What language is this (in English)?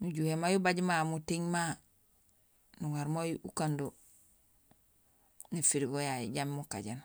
Gusilay